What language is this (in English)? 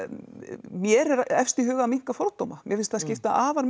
Icelandic